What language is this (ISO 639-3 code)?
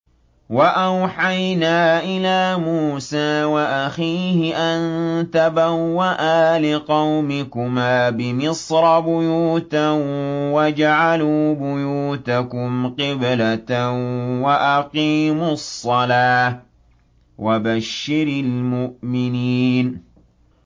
ara